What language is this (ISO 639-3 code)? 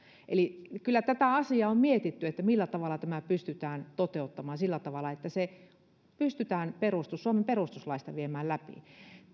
fin